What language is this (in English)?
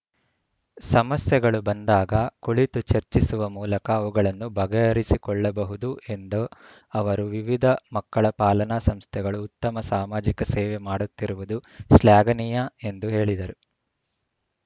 Kannada